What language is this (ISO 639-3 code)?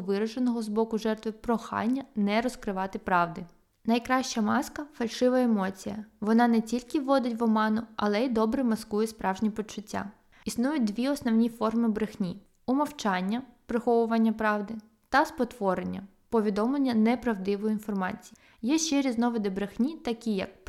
ukr